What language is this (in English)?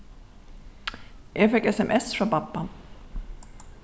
Faroese